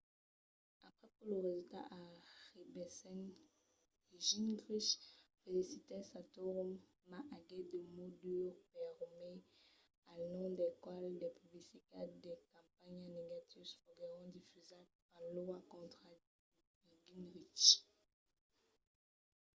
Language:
Occitan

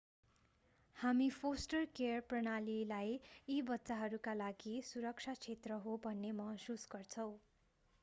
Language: Nepali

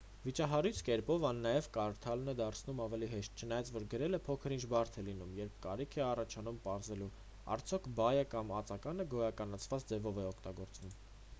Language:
Armenian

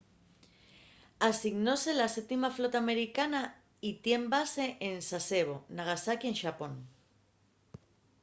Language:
Asturian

